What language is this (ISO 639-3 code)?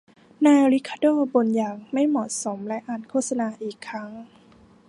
tha